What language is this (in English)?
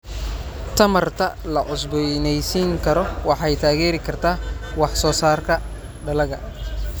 Somali